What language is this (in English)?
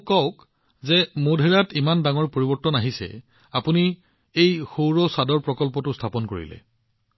Assamese